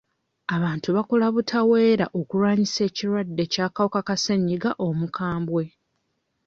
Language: Ganda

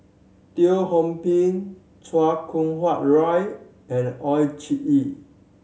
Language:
English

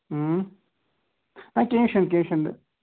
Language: Kashmiri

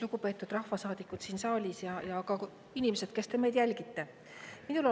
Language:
Estonian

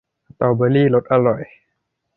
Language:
Thai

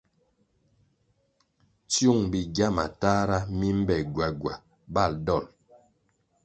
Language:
Kwasio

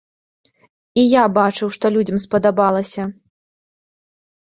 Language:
Belarusian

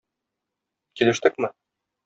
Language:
Tatar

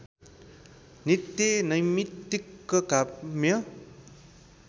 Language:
Nepali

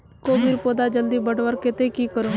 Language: Magahi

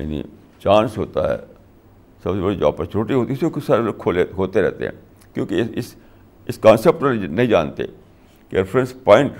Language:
Urdu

